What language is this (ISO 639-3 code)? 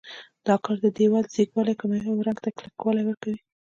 pus